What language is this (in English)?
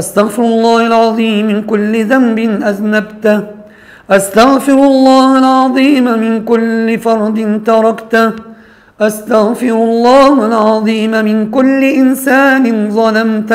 Arabic